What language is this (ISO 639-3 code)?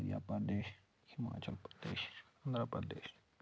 kas